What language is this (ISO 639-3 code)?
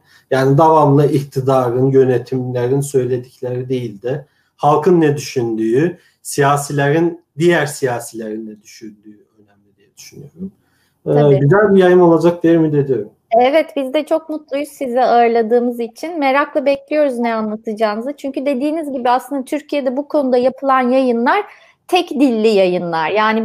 tur